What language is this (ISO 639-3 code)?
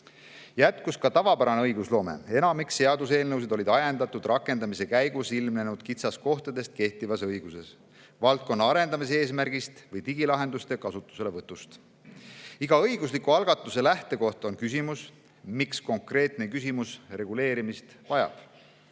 est